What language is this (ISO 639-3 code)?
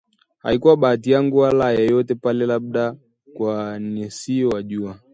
swa